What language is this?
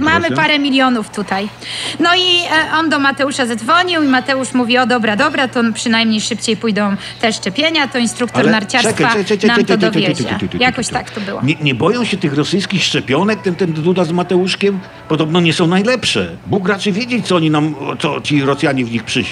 Polish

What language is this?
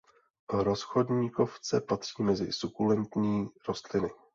Czech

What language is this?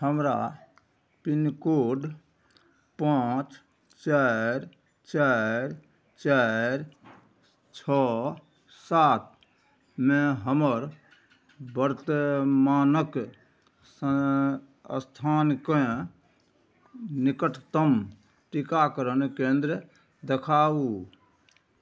Maithili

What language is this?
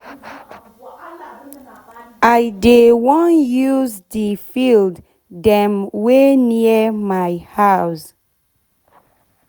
Nigerian Pidgin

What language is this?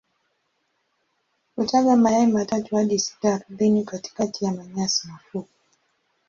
Swahili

